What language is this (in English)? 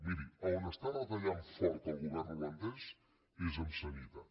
Catalan